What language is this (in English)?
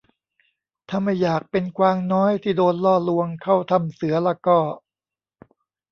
Thai